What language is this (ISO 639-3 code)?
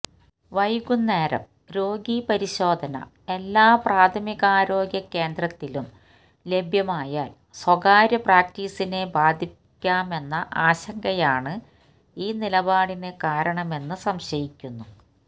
mal